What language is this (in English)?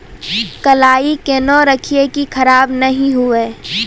Maithili